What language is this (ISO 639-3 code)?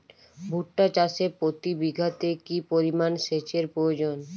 ben